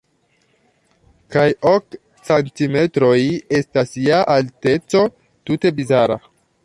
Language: Esperanto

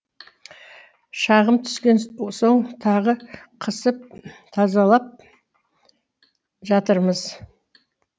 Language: Kazakh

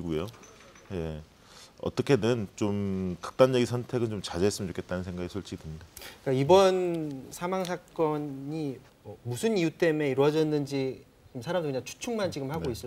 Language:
Korean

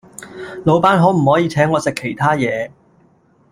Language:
Cantonese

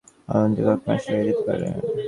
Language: Bangla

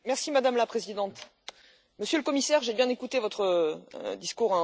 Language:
French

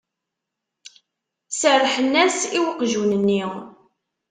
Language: Kabyle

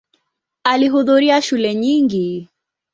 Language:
Swahili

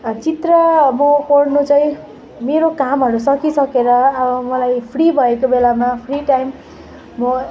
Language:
Nepali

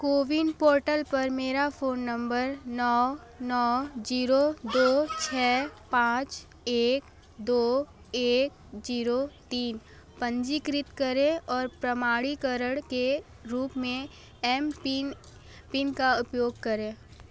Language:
Hindi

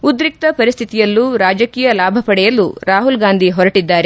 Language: Kannada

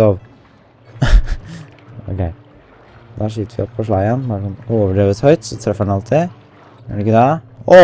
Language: Norwegian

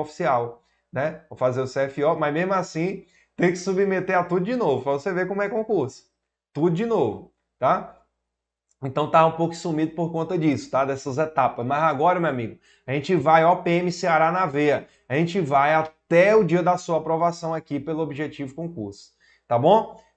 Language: Portuguese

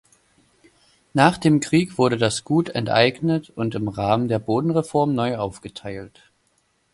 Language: German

